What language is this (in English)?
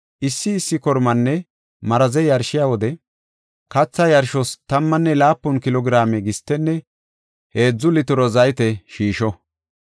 Gofa